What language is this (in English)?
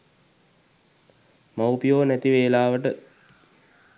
Sinhala